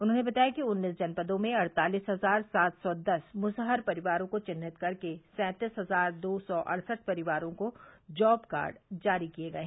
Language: Hindi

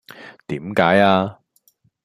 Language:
Cantonese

